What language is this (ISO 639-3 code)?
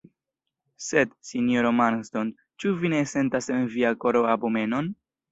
epo